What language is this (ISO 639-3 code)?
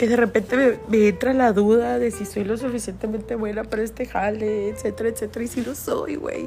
spa